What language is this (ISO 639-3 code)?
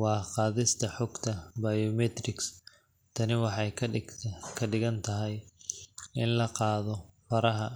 som